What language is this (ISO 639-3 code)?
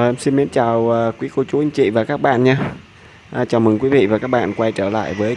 vie